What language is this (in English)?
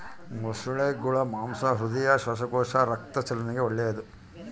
Kannada